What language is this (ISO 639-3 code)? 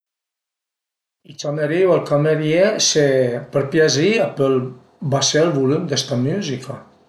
pms